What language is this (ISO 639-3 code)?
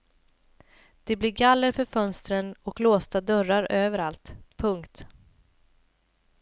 swe